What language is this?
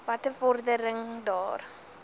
Afrikaans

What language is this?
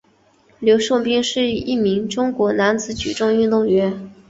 Chinese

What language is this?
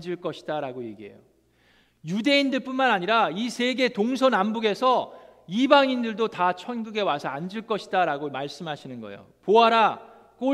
Korean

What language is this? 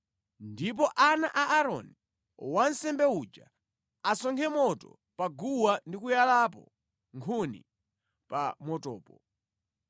Nyanja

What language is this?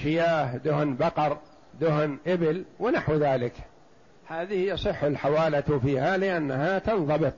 Arabic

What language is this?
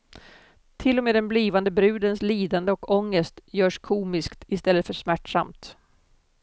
Swedish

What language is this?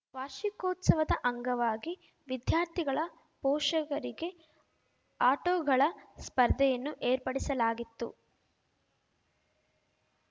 Kannada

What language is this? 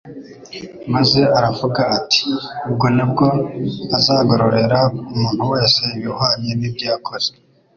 Kinyarwanda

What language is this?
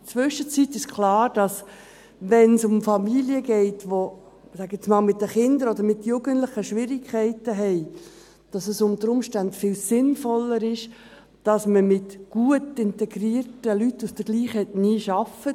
Swiss German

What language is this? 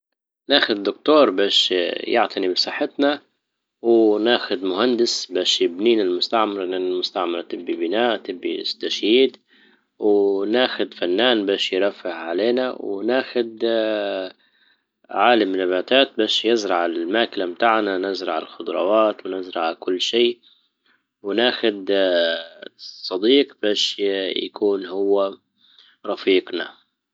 Libyan Arabic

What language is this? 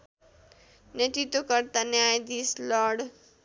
Nepali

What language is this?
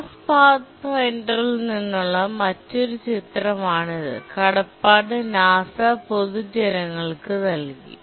Malayalam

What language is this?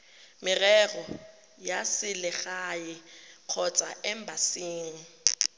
Tswana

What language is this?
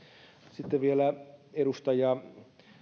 Finnish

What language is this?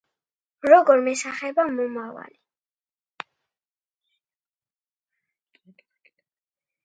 Georgian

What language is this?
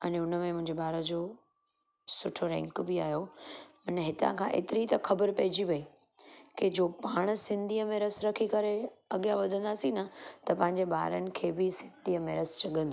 Sindhi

